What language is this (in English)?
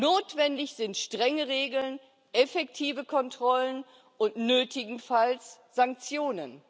German